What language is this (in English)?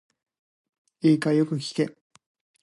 Japanese